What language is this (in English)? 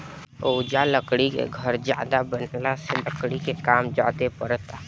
Bhojpuri